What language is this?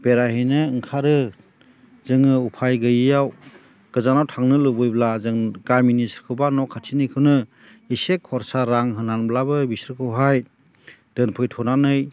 Bodo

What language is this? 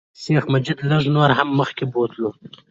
Pashto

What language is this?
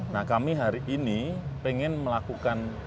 Indonesian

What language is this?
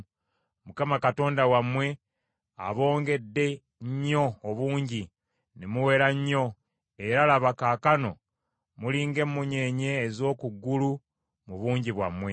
Ganda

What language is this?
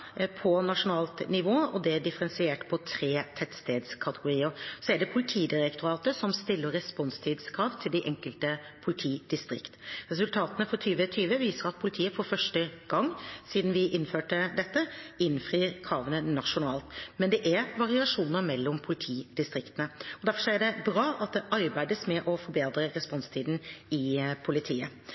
Norwegian Bokmål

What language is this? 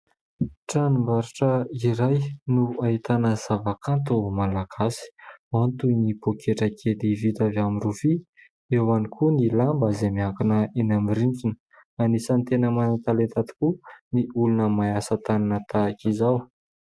Malagasy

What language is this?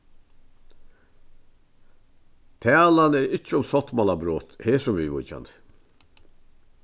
Faroese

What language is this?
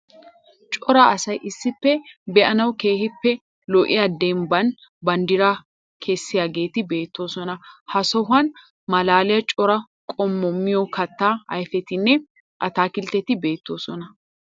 Wolaytta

